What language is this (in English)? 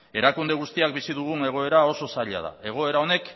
Basque